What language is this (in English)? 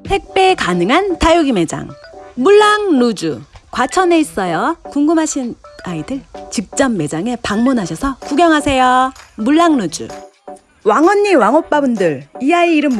Korean